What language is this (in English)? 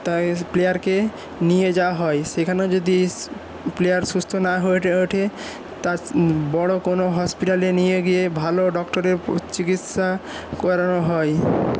Bangla